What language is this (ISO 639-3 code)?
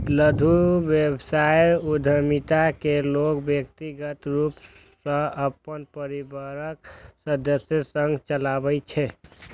mai